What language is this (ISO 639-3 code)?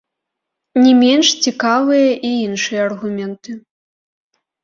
bel